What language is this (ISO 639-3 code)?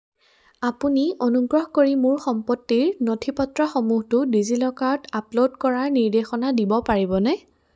asm